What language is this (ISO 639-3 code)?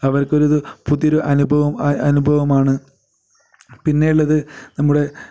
mal